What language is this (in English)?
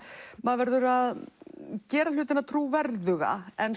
Icelandic